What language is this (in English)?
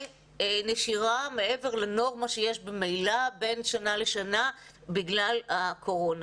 Hebrew